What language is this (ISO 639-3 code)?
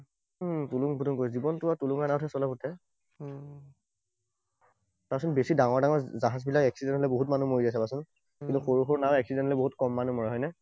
asm